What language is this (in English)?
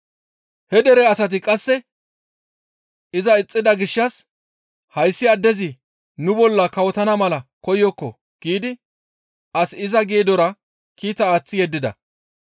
Gamo